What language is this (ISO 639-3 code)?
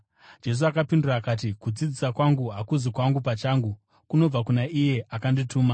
sna